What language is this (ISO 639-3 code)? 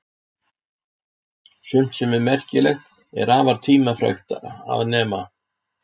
isl